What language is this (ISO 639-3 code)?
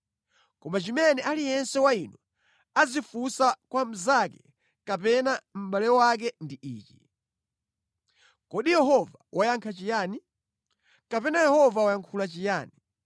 nya